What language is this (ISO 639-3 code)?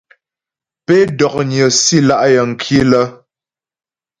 bbj